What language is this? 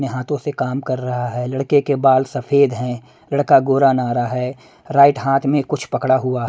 Hindi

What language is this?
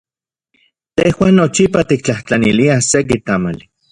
Central Puebla Nahuatl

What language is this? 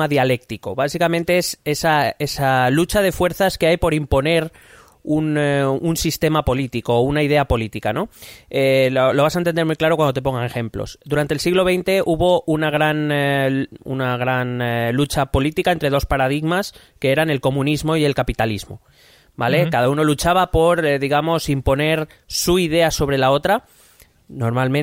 Spanish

